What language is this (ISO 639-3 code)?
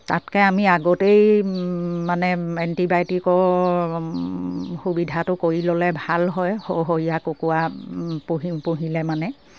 asm